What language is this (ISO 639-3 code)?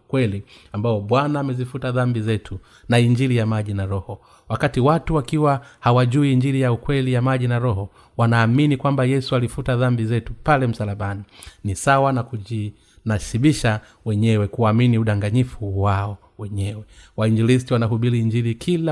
swa